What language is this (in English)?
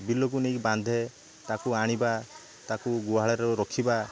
Odia